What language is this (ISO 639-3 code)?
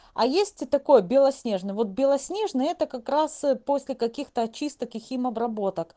rus